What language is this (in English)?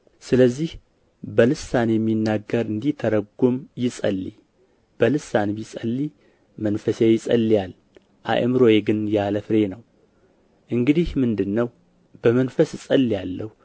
Amharic